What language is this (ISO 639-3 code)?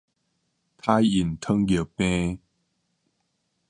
nan